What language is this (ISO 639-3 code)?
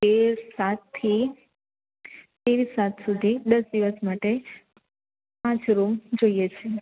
guj